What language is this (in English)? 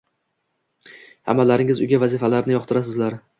Uzbek